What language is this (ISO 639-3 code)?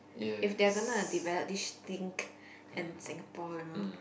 eng